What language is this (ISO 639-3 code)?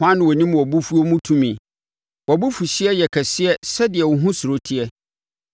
aka